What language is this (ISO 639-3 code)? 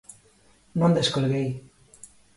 glg